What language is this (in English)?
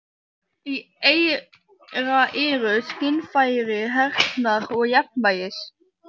Icelandic